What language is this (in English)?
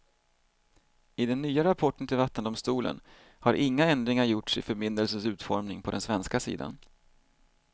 Swedish